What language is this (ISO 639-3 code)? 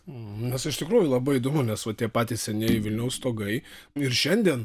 lit